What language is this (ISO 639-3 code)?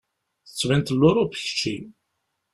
kab